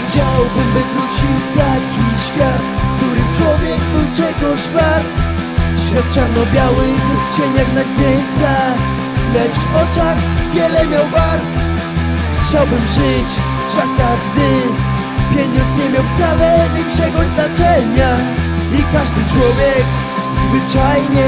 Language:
Polish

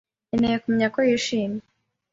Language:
Kinyarwanda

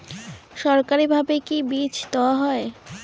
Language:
Bangla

